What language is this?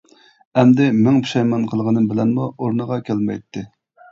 Uyghur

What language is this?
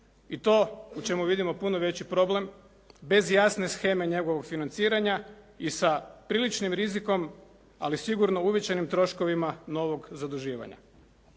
Croatian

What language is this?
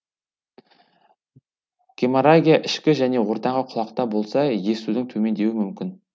Kazakh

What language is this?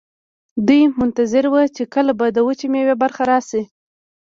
Pashto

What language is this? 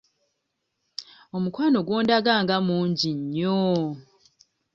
Ganda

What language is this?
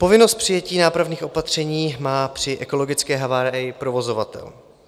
Czech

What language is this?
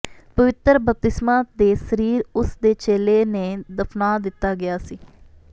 Punjabi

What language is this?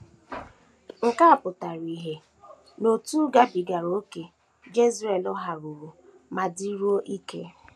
Igbo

